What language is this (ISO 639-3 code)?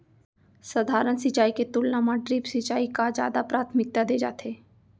hne